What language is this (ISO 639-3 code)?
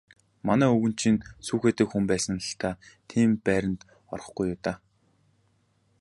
mon